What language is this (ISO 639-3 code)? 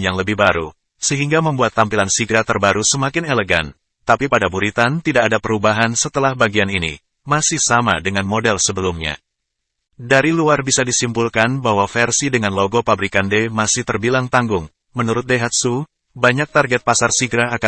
ind